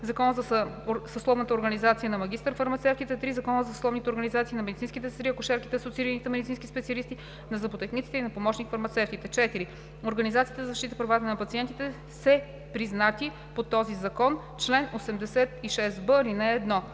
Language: Bulgarian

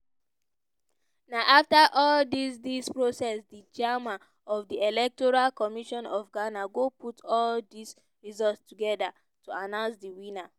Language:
Nigerian Pidgin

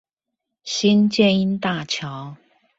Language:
Chinese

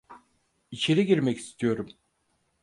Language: Turkish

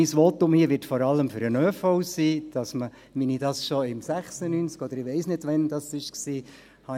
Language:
Swiss German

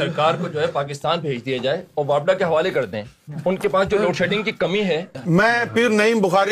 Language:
Urdu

